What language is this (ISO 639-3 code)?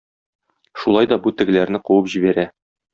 tat